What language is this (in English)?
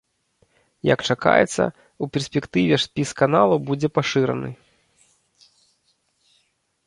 Belarusian